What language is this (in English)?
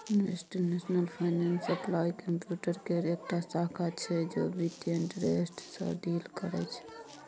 Maithili